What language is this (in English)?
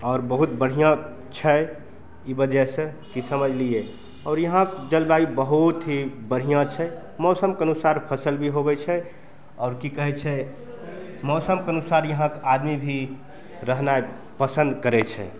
Maithili